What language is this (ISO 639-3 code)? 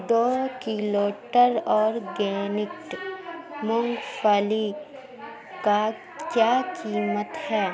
urd